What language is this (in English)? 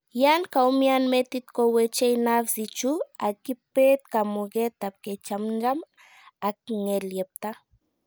Kalenjin